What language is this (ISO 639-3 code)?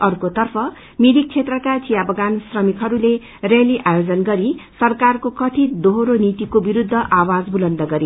nep